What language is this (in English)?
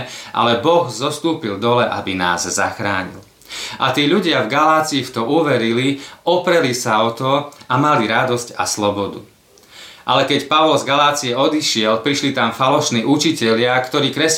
Slovak